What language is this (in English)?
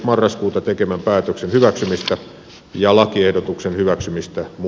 Finnish